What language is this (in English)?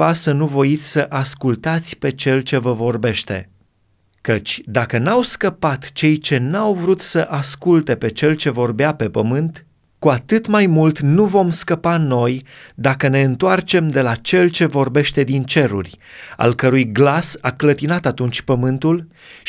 Romanian